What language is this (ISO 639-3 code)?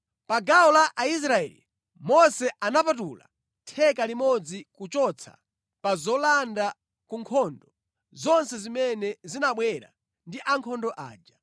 nya